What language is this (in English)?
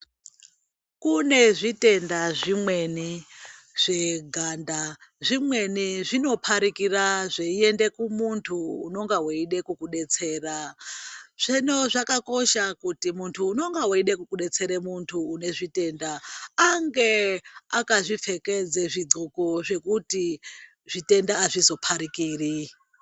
Ndau